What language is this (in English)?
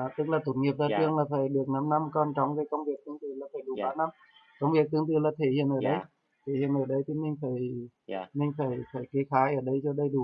Vietnamese